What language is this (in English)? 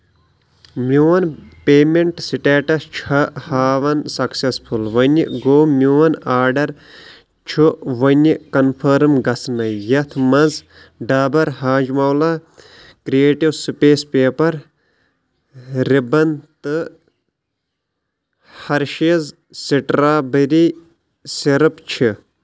Kashmiri